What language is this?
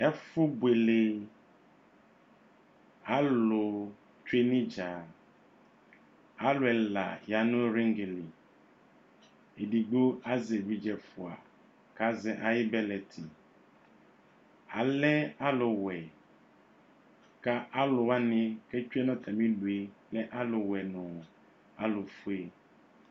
Ikposo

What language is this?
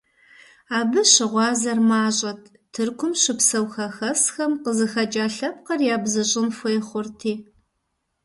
Kabardian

